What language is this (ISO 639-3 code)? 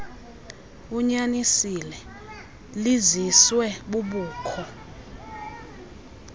xho